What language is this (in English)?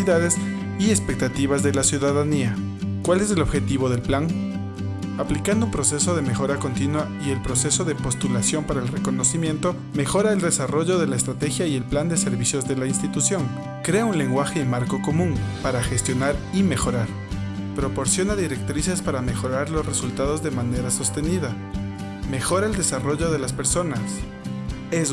Spanish